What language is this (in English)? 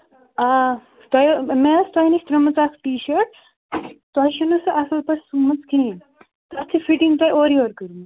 Kashmiri